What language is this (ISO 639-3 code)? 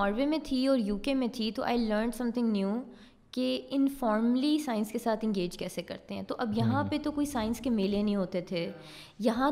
urd